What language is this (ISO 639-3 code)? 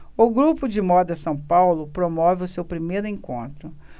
por